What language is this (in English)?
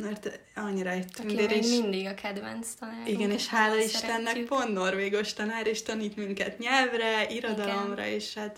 Hungarian